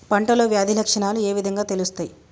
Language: Telugu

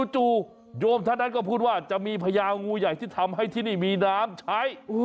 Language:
Thai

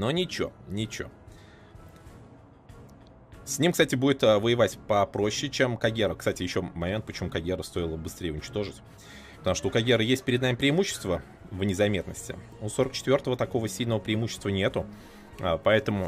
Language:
Russian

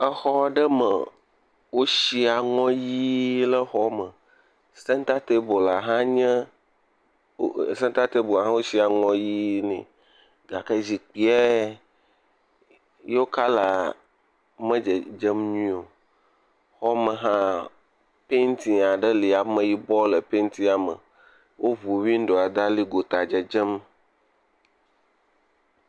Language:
Ewe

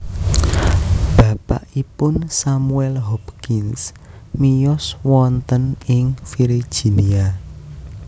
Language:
Javanese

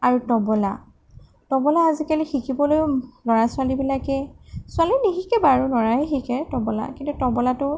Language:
Assamese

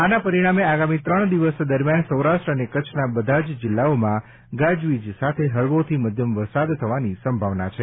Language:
Gujarati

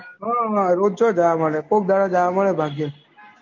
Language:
Gujarati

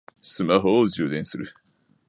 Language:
Japanese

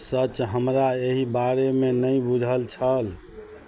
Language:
Maithili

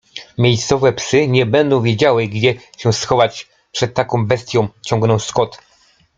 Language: Polish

